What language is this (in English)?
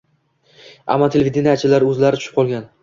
Uzbek